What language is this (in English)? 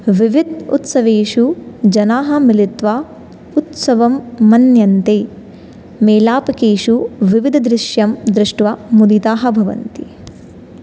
Sanskrit